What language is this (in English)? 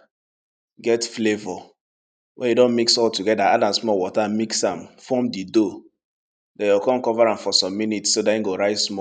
Nigerian Pidgin